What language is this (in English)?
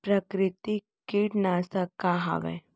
Chhattisgarhi